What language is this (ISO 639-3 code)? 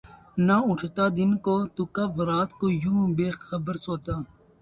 urd